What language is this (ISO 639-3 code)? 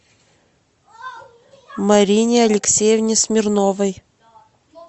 rus